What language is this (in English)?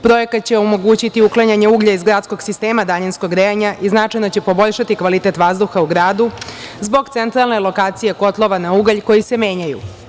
Serbian